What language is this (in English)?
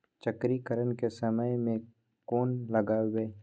Maithili